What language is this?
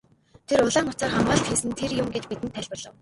Mongolian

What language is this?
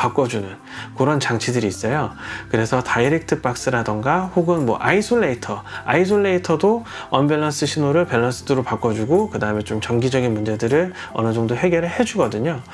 Korean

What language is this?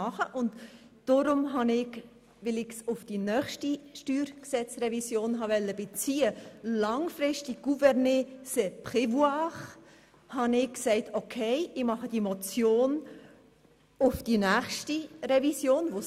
Swiss German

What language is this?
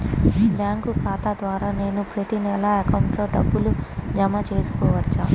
Telugu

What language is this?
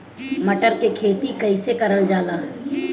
Bhojpuri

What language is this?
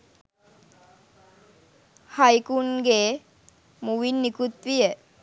Sinhala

